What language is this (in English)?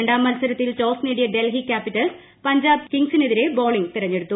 Malayalam